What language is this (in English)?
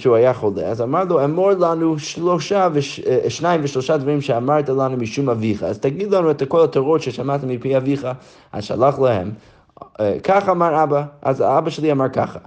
Hebrew